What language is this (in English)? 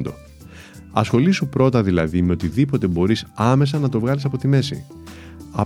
Greek